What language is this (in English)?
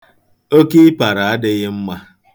Igbo